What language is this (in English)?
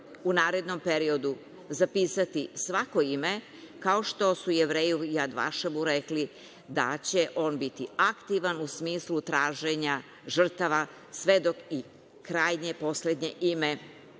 Serbian